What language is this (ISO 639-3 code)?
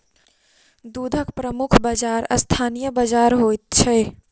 mai